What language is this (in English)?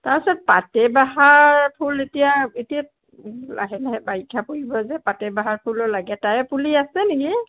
Assamese